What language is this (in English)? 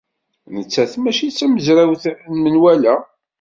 Kabyle